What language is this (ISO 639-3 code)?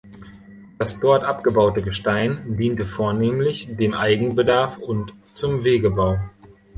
deu